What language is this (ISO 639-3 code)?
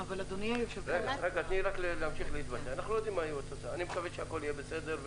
heb